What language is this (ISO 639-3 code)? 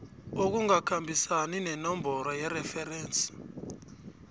nbl